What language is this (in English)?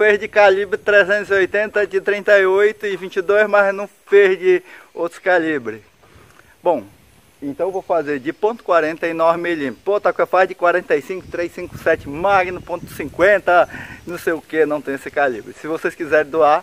Portuguese